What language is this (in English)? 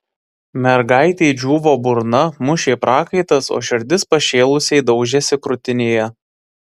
Lithuanian